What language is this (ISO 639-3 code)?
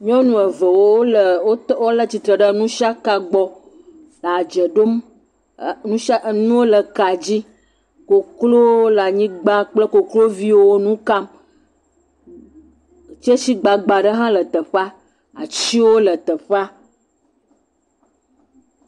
ewe